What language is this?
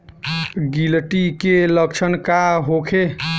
Bhojpuri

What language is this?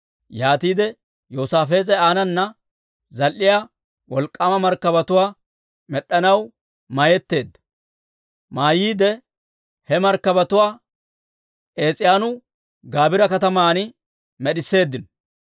Dawro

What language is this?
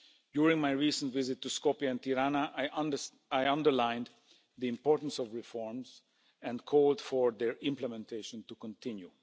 English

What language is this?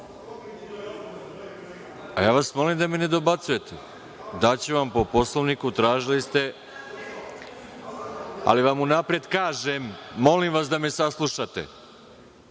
Serbian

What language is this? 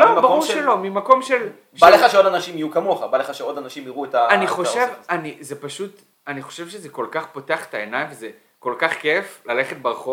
Hebrew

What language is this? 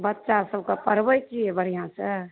Maithili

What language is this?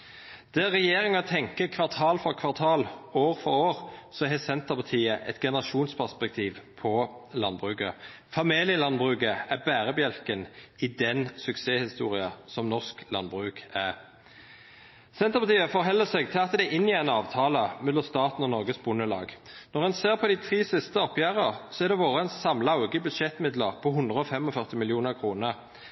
Norwegian Nynorsk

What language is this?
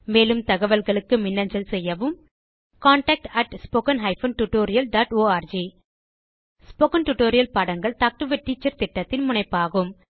Tamil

